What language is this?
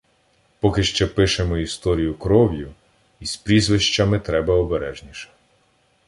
Ukrainian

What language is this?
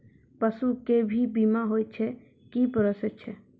Maithili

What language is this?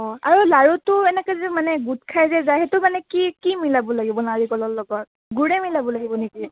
Assamese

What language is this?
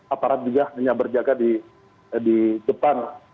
Indonesian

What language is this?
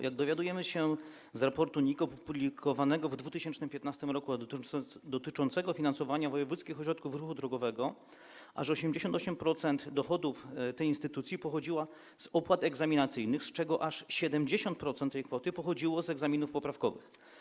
Polish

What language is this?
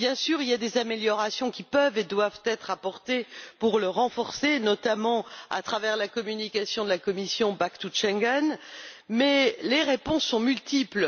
French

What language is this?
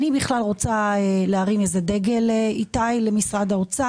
Hebrew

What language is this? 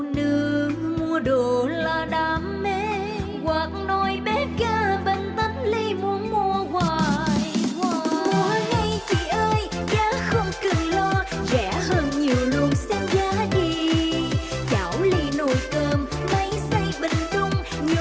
Vietnamese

